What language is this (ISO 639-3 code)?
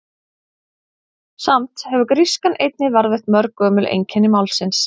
isl